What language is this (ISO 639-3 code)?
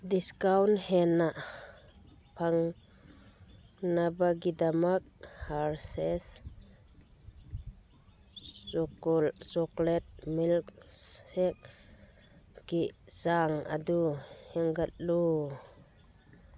mni